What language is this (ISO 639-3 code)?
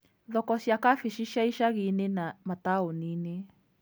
kik